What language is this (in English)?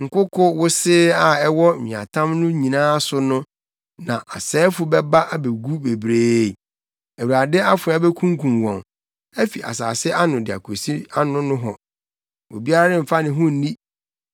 Akan